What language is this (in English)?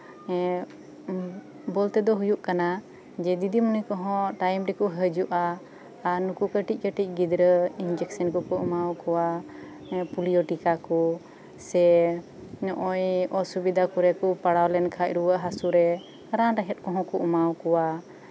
Santali